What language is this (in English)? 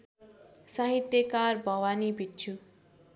Nepali